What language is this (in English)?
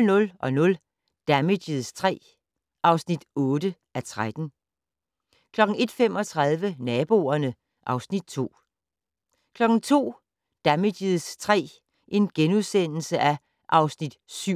Danish